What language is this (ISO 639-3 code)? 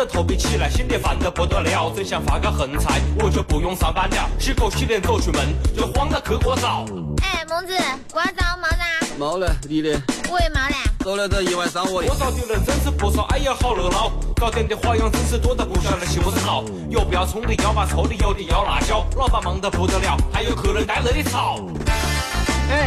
zho